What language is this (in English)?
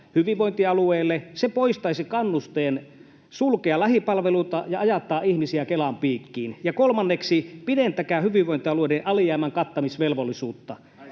Finnish